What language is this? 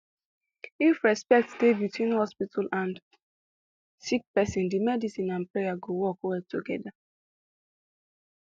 Nigerian Pidgin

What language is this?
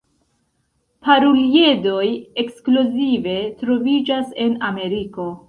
Esperanto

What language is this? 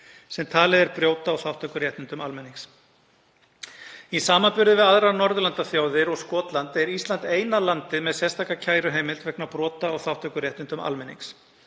Icelandic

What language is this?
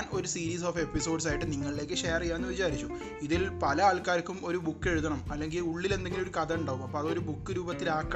Malayalam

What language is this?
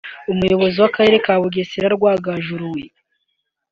Kinyarwanda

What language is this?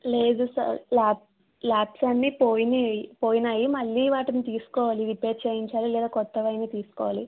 Telugu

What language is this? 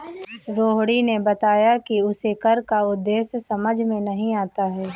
Hindi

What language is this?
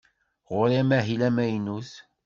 Kabyle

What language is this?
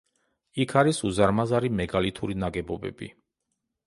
Georgian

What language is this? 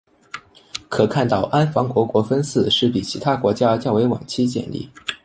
Chinese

